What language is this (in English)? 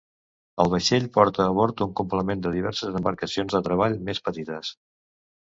Catalan